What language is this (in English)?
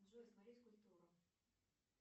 Russian